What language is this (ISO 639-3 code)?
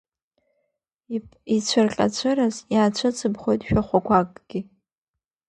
abk